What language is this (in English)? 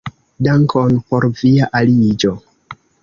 Esperanto